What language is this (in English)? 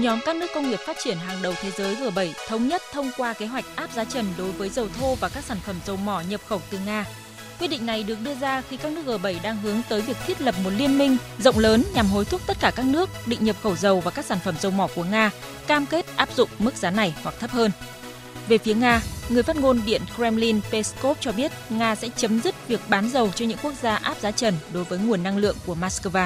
Vietnamese